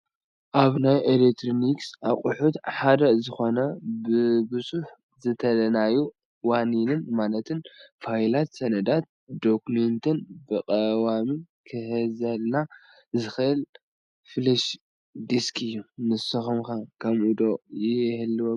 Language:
Tigrinya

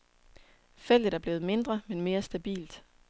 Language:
Danish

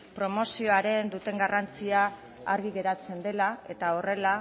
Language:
Basque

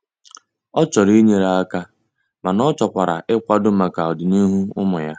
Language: Igbo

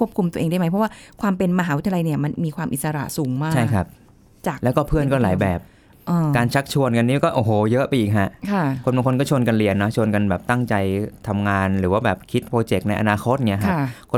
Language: Thai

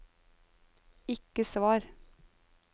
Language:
Norwegian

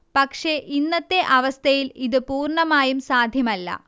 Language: Malayalam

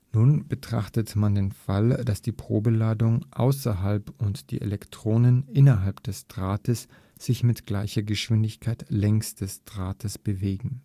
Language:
German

